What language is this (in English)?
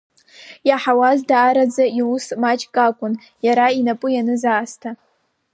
Abkhazian